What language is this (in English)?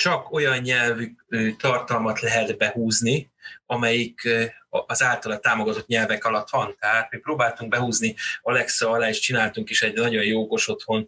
Hungarian